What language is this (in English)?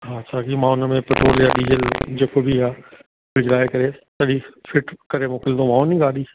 Sindhi